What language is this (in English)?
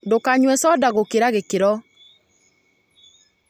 Kikuyu